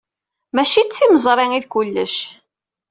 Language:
Kabyle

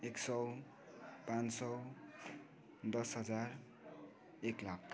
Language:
Nepali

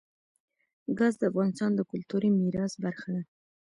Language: Pashto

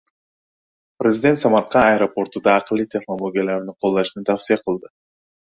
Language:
Uzbek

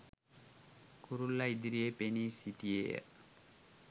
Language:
Sinhala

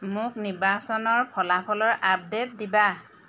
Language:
Assamese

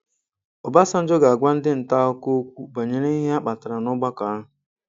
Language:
Igbo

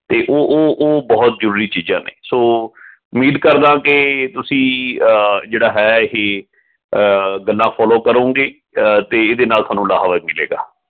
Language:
Punjabi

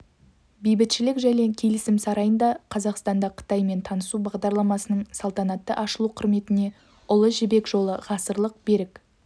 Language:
Kazakh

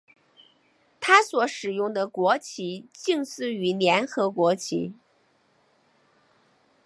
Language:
Chinese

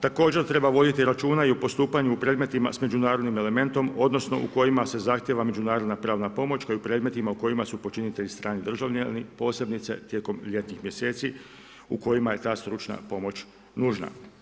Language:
Croatian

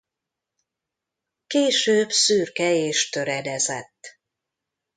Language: Hungarian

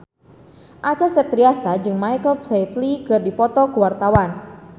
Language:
Sundanese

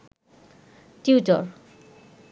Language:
Bangla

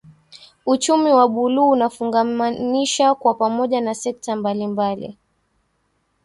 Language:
Swahili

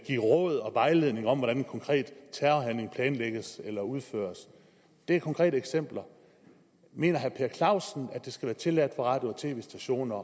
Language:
Danish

